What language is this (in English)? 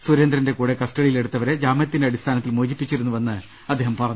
Malayalam